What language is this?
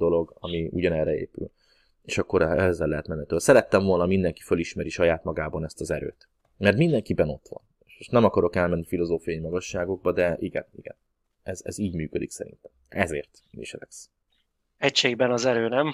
Hungarian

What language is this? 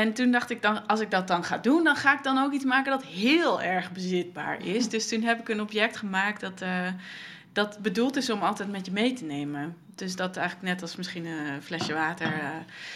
Dutch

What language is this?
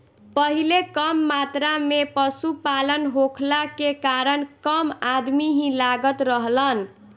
Bhojpuri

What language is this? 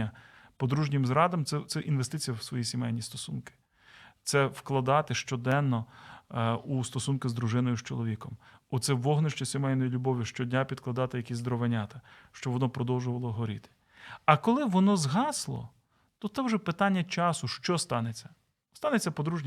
Ukrainian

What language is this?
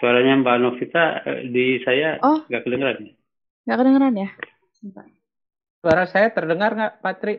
Indonesian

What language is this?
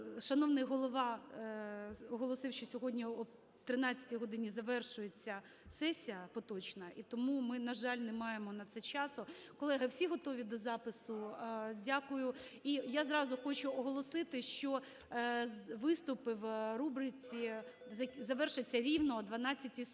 Ukrainian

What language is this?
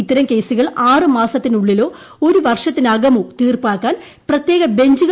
Malayalam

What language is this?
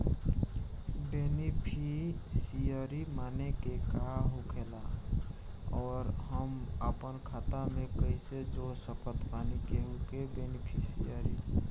Bhojpuri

